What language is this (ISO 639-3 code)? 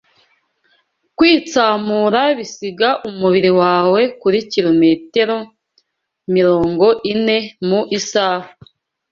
kin